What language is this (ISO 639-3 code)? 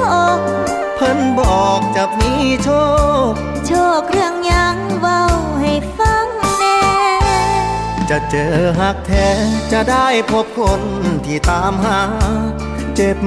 tha